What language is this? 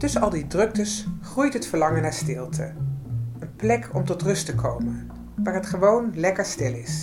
Dutch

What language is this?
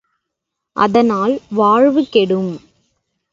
Tamil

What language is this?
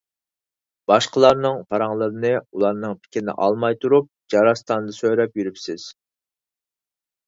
Uyghur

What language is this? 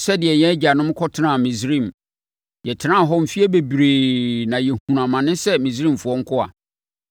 Akan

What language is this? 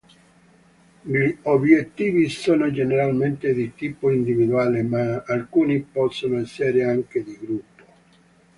Italian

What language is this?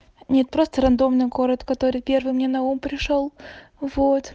Russian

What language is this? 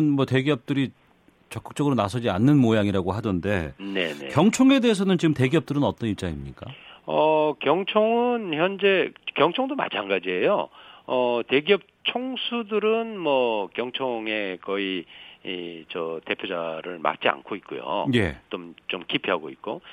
Korean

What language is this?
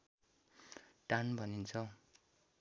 Nepali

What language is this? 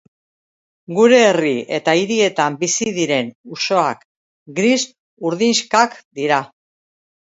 Basque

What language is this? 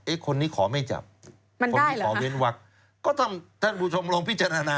Thai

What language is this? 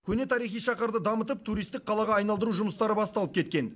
Kazakh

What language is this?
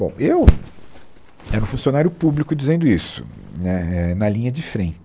Portuguese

